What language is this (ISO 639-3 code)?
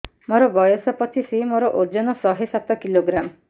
ori